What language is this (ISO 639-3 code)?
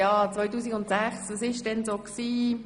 gsw